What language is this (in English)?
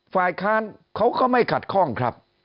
Thai